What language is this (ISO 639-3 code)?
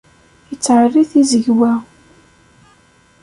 kab